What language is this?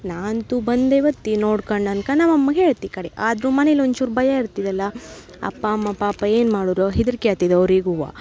Kannada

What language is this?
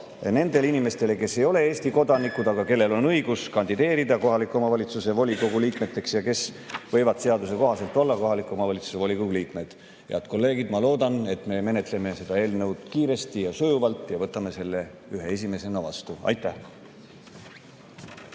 Estonian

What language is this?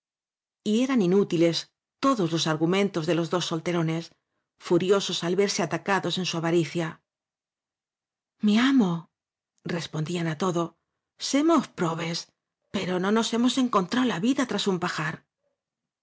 Spanish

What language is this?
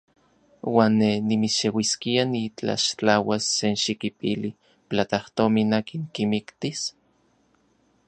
Central Puebla Nahuatl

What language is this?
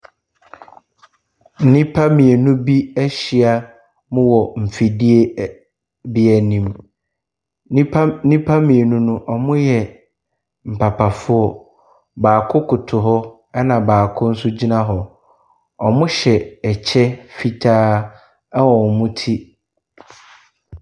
Akan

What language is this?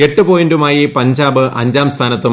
Malayalam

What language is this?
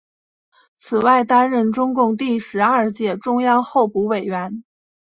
Chinese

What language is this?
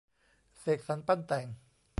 Thai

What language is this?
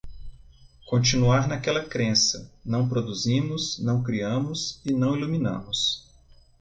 Portuguese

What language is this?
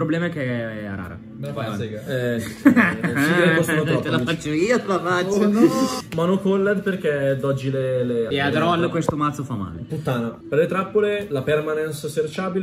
Italian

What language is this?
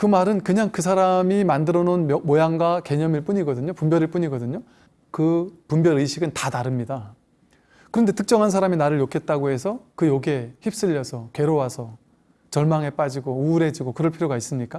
Korean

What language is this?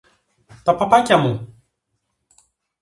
Greek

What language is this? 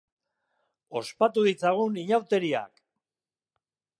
Basque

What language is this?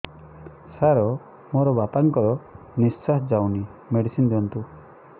Odia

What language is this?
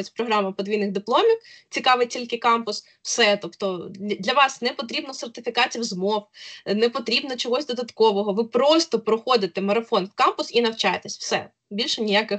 Ukrainian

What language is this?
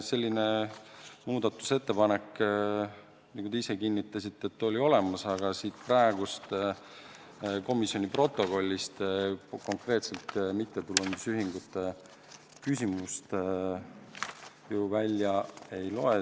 Estonian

